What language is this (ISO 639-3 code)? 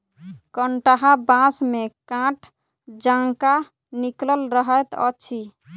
mai